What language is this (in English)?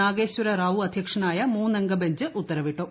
Malayalam